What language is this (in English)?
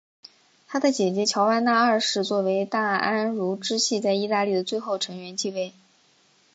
Chinese